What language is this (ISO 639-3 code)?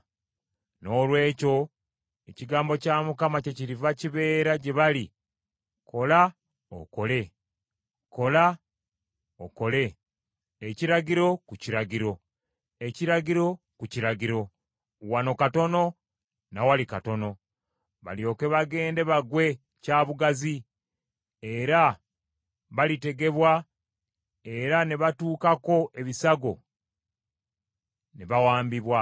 lug